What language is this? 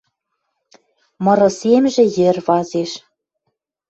Western Mari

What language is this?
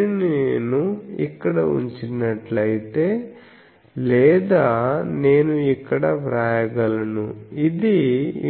Telugu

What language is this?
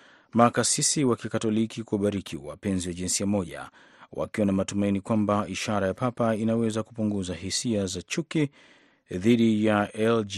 Swahili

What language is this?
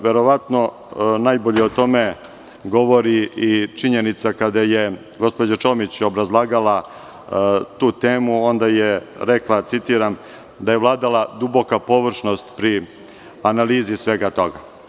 Serbian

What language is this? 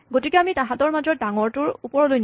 Assamese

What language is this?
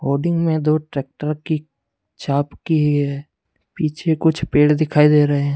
Hindi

